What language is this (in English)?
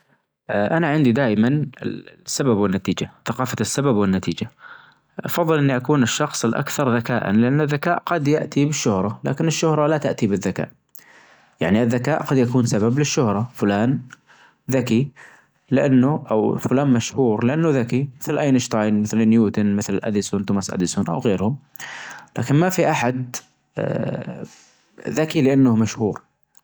Najdi Arabic